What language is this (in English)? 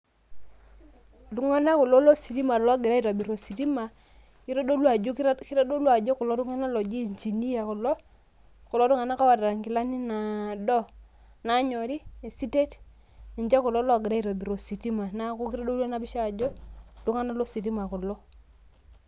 Masai